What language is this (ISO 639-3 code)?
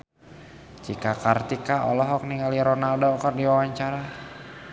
sun